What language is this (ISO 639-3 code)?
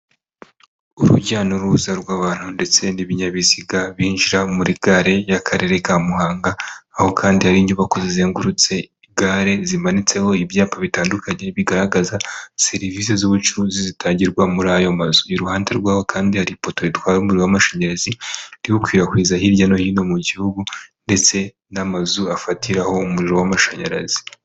kin